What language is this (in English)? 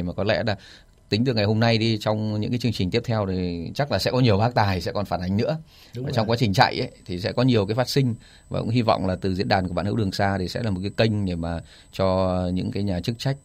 Vietnamese